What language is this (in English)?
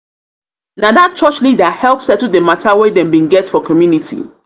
Nigerian Pidgin